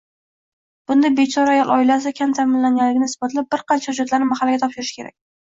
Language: Uzbek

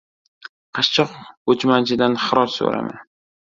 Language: Uzbek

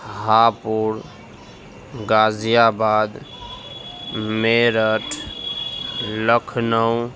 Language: Urdu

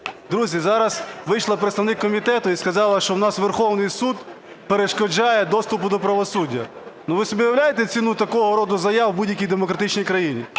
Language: Ukrainian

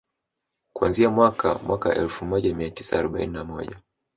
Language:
Swahili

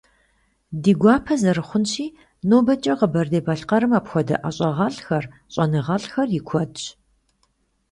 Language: Kabardian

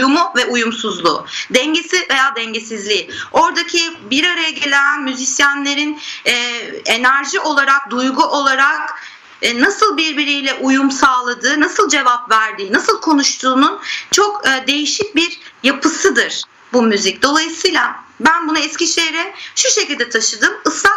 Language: Turkish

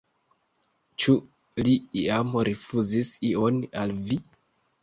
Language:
Esperanto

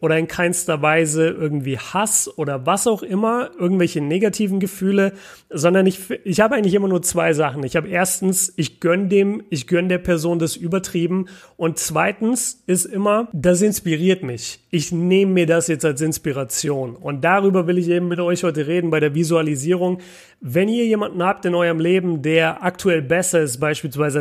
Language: German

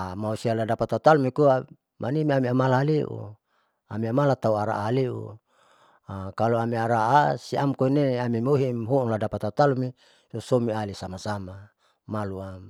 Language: Saleman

